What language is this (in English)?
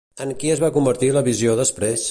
Catalan